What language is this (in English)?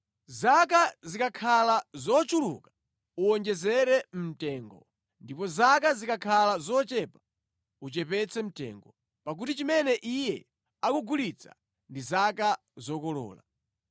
Nyanja